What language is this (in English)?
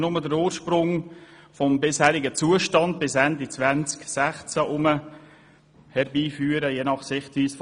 Swiss German